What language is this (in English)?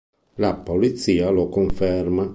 Italian